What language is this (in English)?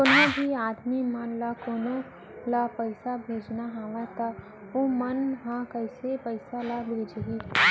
Chhattisgarhi